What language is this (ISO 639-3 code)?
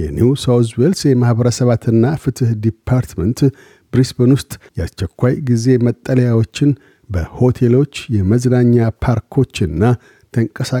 amh